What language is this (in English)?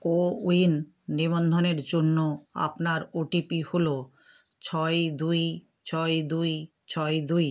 Bangla